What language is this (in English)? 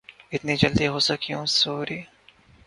Urdu